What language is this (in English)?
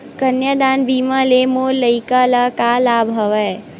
Chhattisgarhi